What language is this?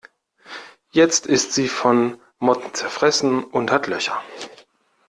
German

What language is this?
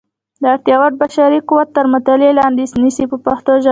Pashto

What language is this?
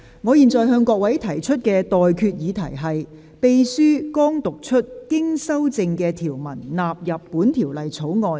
Cantonese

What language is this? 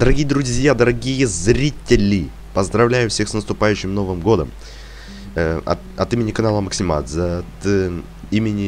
Russian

